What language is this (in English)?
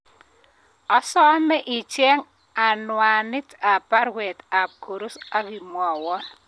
Kalenjin